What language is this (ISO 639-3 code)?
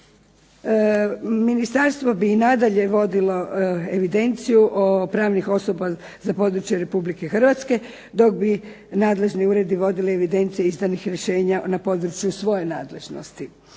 hrv